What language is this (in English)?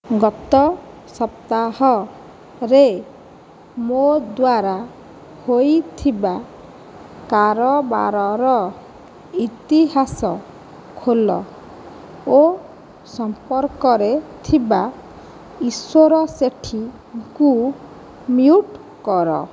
Odia